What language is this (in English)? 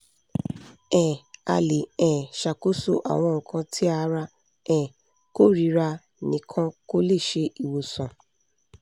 Yoruba